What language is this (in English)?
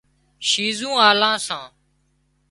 Wadiyara Koli